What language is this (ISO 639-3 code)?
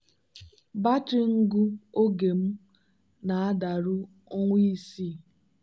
ibo